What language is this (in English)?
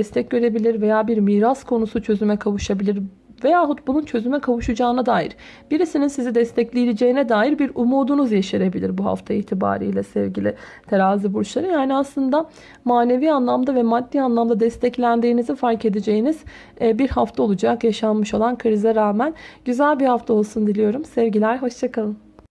Turkish